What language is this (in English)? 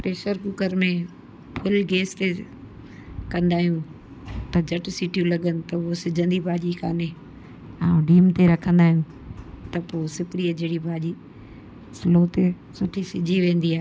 Sindhi